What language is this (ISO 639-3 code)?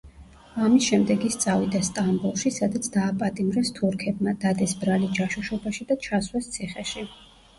kat